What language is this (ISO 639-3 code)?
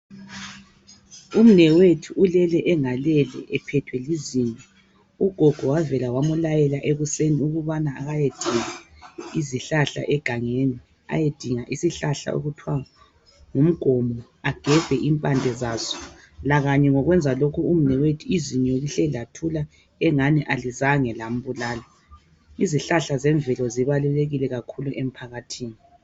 nde